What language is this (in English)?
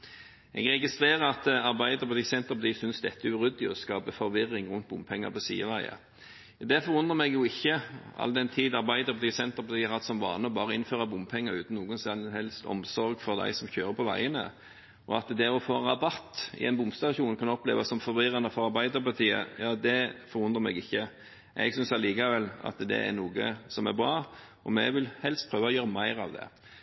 Norwegian Bokmål